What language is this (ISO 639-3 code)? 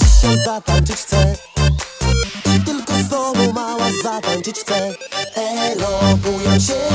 pol